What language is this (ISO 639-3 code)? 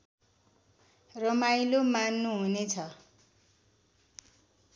nep